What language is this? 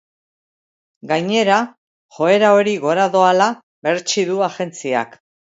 Basque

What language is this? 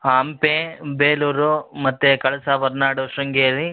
Kannada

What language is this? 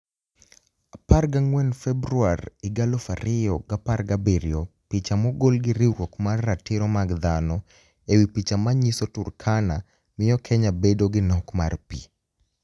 Luo (Kenya and Tanzania)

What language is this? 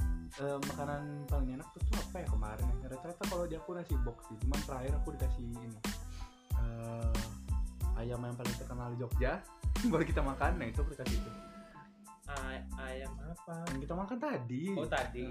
Indonesian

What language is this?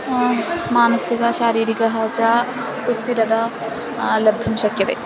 Sanskrit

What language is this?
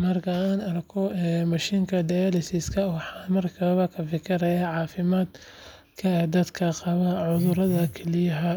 Somali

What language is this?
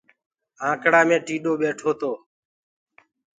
Gurgula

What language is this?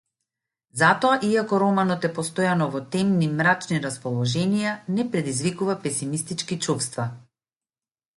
Macedonian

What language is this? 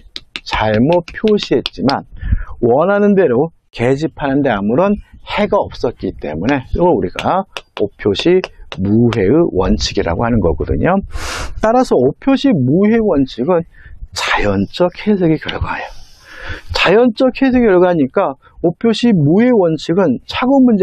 Korean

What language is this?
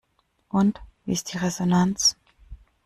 German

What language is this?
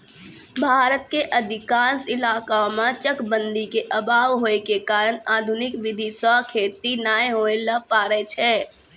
Maithili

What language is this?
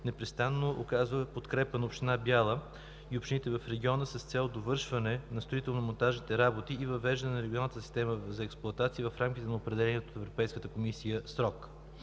Bulgarian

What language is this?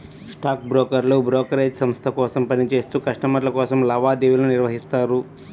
Telugu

